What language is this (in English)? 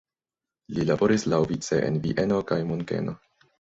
Esperanto